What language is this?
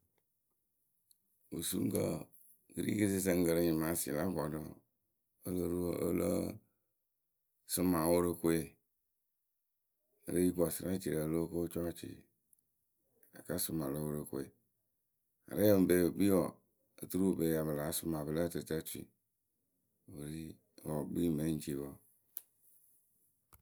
Akebu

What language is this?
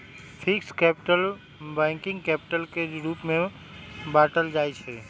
Magahi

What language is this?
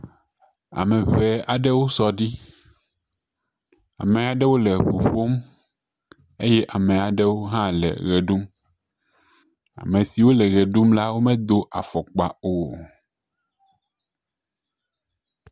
Ewe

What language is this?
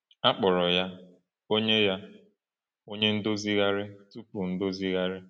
Igbo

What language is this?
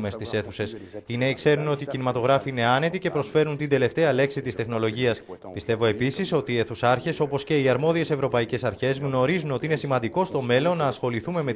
Greek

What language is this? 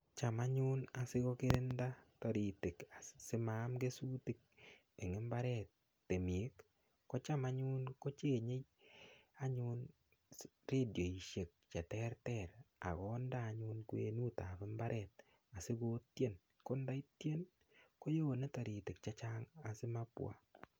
Kalenjin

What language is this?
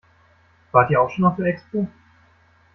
German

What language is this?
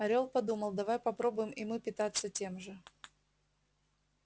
Russian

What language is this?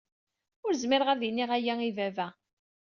Kabyle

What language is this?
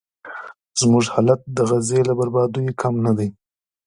Pashto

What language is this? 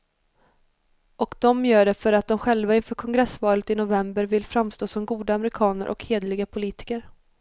Swedish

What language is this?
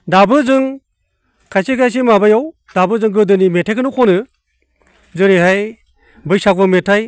Bodo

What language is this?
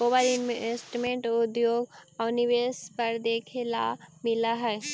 Magahi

